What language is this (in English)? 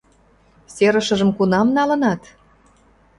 Mari